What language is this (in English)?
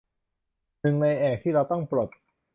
Thai